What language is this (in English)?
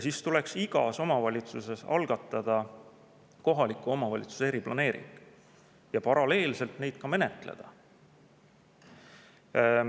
Estonian